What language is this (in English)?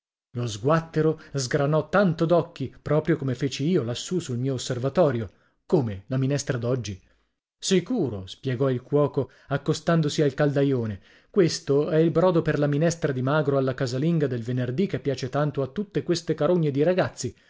Italian